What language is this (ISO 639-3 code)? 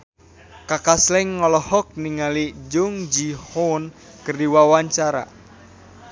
sun